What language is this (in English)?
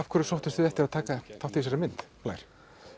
Icelandic